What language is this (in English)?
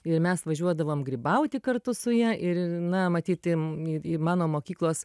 Lithuanian